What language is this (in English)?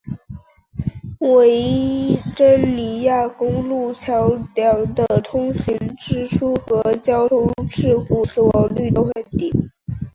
Chinese